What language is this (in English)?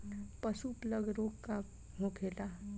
Bhojpuri